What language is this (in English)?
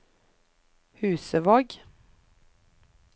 Norwegian